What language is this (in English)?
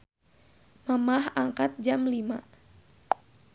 Sundanese